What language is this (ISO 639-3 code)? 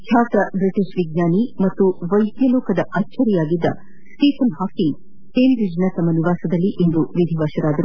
kan